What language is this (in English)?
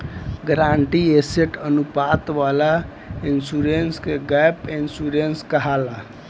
Bhojpuri